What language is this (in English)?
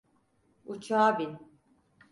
Turkish